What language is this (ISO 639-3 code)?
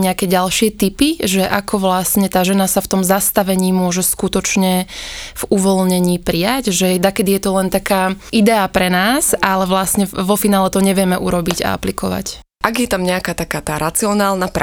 slk